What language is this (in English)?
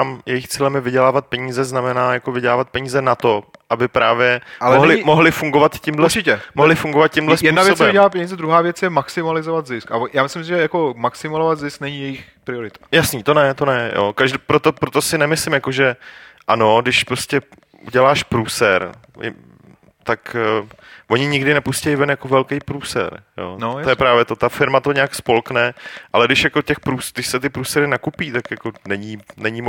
Czech